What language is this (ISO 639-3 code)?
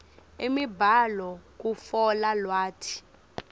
ssw